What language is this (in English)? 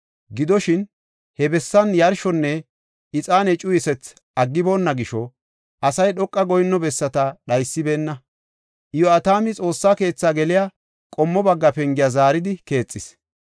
Gofa